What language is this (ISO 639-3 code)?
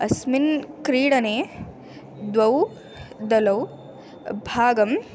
san